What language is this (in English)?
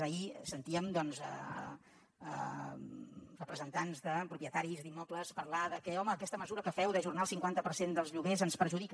Catalan